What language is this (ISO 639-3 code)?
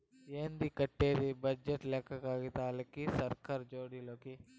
tel